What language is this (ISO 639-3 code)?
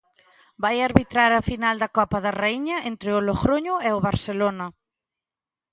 glg